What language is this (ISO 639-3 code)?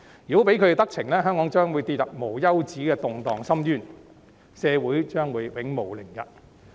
yue